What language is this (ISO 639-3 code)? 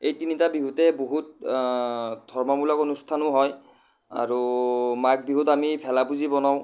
asm